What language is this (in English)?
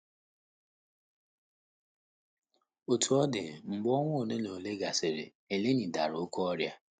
Igbo